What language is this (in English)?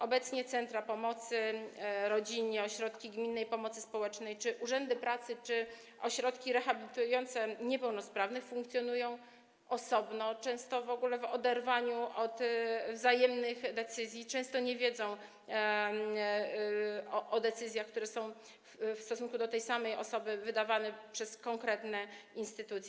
Polish